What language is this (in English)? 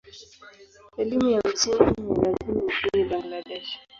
Swahili